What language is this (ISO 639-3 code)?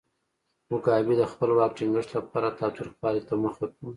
pus